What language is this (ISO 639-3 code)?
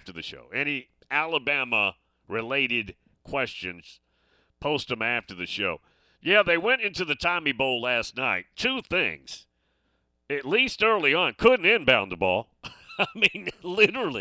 eng